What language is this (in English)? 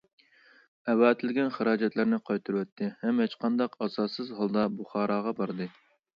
Uyghur